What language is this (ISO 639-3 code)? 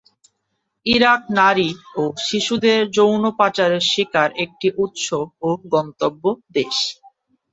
ben